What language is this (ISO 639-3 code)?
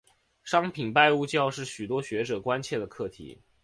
zho